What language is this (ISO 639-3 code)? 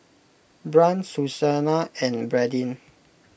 eng